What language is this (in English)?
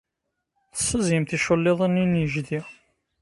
Kabyle